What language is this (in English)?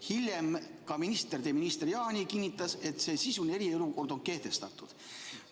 Estonian